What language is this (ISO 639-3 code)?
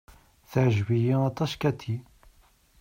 kab